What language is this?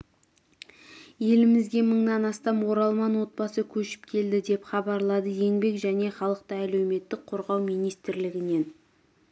Kazakh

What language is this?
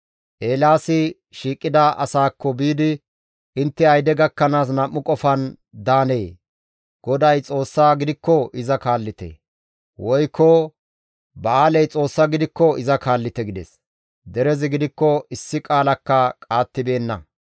Gamo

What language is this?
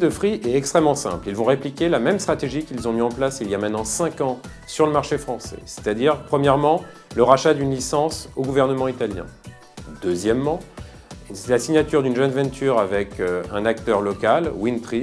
French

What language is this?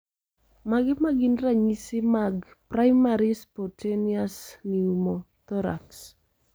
Luo (Kenya and Tanzania)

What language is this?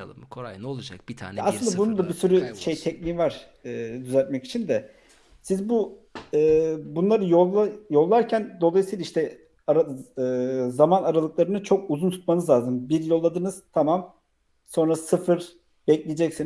Turkish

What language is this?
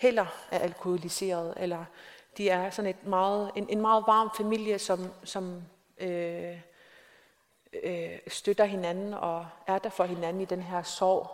Danish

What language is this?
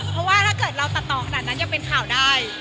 Thai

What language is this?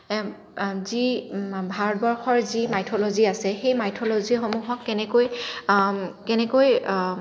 Assamese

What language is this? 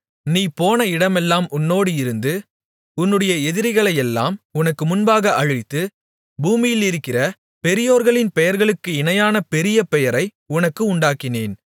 Tamil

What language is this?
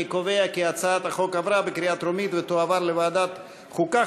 Hebrew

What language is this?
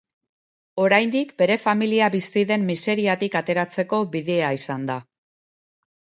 Basque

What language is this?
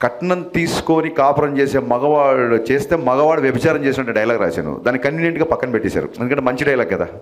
Telugu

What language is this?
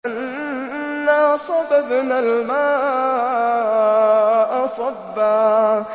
Arabic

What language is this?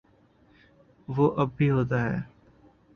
Urdu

